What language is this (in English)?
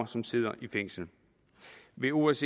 Danish